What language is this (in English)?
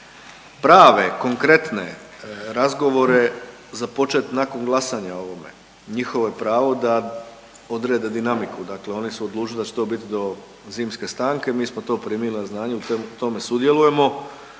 Croatian